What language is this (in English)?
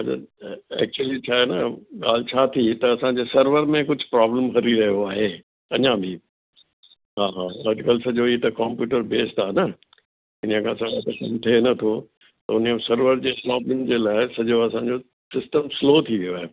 Sindhi